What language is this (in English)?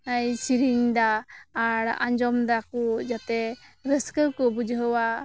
Santali